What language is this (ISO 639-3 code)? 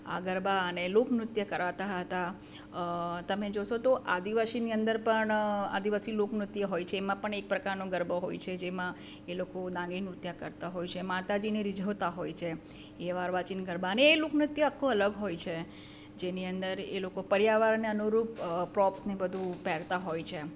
guj